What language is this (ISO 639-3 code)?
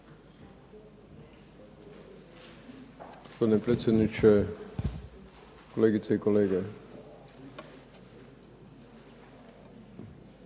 hrv